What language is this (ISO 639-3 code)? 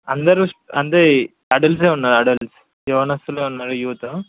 tel